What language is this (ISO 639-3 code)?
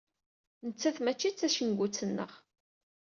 kab